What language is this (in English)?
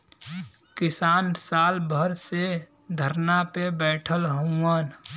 Bhojpuri